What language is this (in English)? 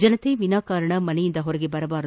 Kannada